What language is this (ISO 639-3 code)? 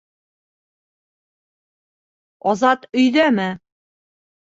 bak